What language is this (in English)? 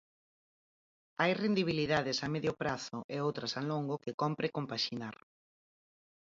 Galician